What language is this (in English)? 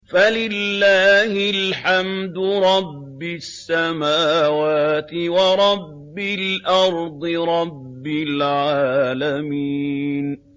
Arabic